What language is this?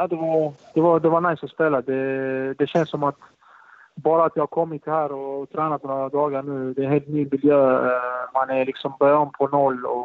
Swedish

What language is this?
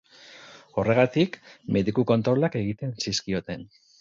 Basque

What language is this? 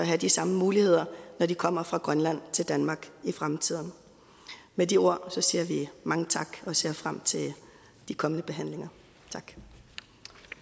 Danish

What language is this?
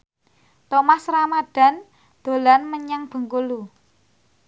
Javanese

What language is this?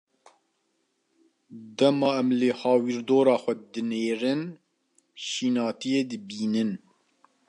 Kurdish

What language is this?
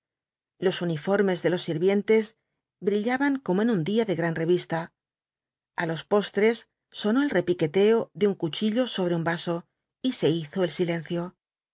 Spanish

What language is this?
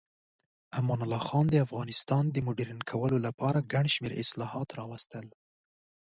Pashto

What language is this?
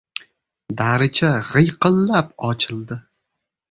Uzbek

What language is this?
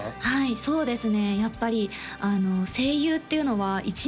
Japanese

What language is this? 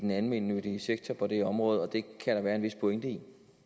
Danish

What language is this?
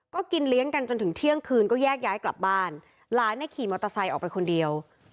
Thai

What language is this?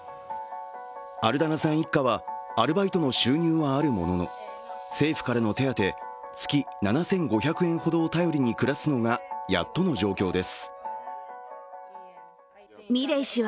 Japanese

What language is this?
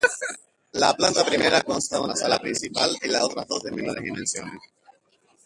Spanish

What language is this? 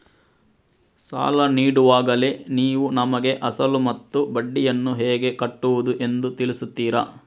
Kannada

